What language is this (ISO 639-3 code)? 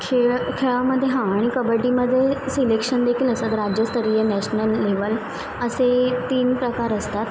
mar